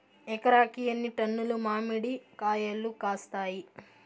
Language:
Telugu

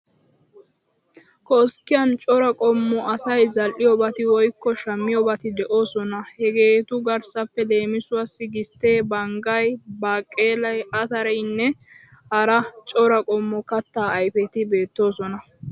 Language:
Wolaytta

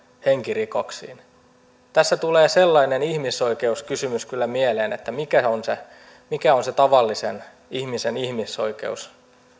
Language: Finnish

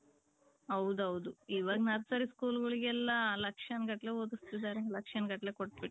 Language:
Kannada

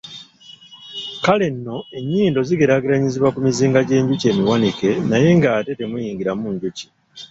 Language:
Ganda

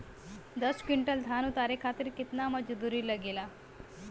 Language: Bhojpuri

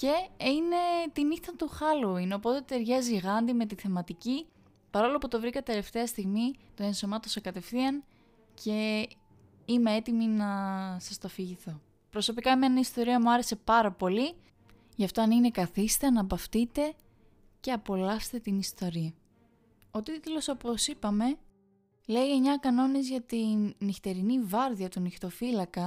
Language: Greek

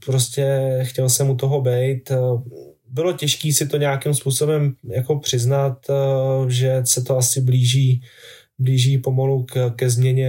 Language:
Czech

